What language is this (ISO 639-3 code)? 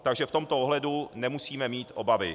ces